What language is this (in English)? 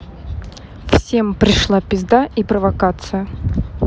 Russian